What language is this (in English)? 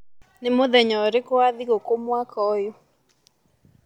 Kikuyu